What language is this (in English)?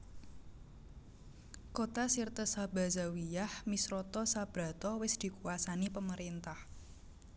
Javanese